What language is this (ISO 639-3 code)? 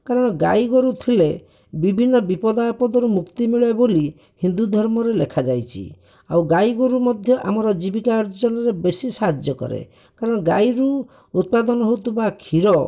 ori